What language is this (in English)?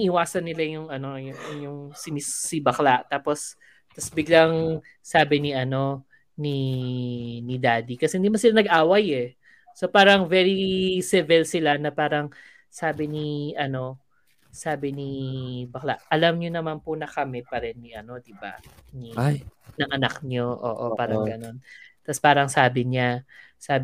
Filipino